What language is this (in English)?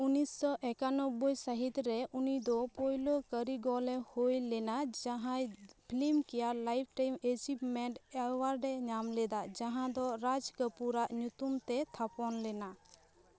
Santali